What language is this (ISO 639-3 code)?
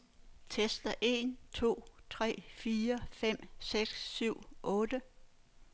dan